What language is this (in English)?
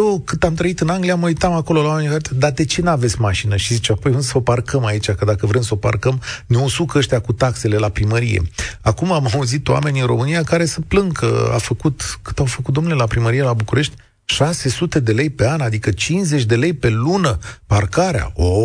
Romanian